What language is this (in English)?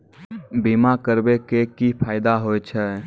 Maithili